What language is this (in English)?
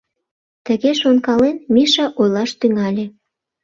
Mari